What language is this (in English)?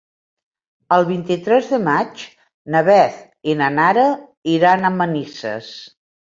Catalan